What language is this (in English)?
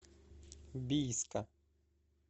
Russian